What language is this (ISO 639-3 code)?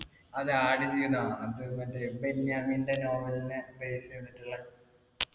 mal